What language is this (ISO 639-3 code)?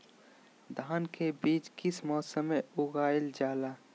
mag